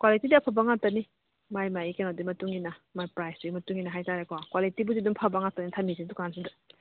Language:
Manipuri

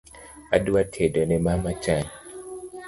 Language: Luo (Kenya and Tanzania)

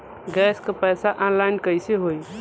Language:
Bhojpuri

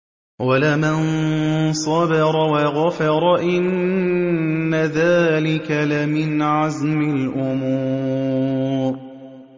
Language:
Arabic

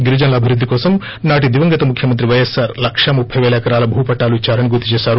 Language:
Telugu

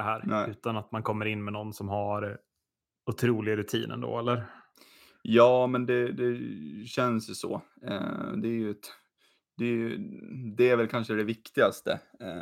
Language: Swedish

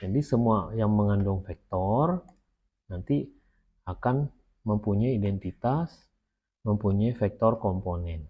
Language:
Indonesian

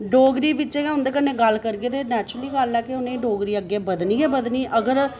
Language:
Dogri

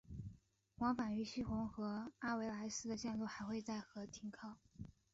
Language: Chinese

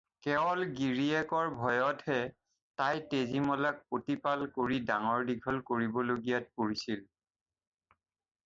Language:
Assamese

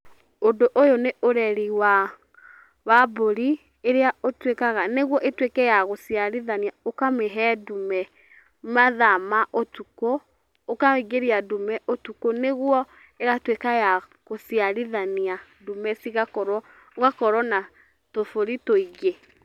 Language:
Kikuyu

